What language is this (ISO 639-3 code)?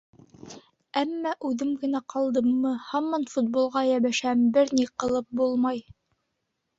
bak